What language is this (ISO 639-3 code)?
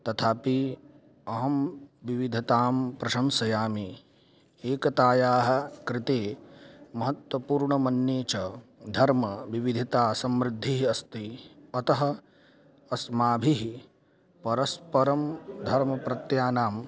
san